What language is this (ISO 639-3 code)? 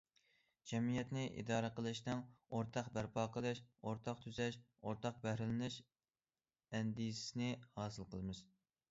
uig